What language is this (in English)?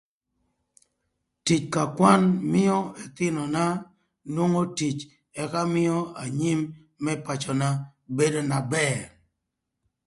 Thur